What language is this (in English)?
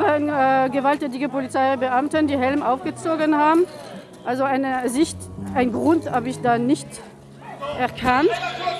German